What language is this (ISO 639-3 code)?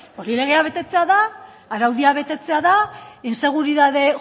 eus